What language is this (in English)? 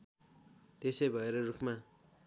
Nepali